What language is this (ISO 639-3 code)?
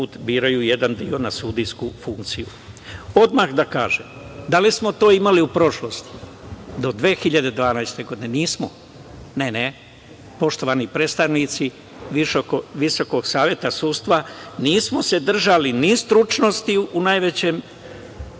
srp